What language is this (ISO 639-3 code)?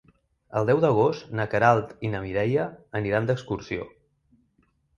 cat